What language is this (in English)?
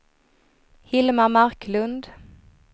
Swedish